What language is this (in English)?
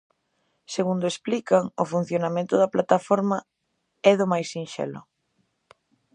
Galician